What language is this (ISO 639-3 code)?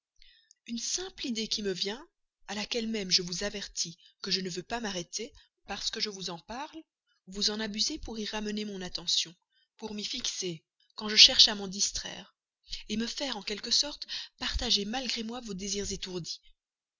fra